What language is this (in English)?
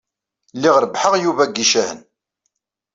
Kabyle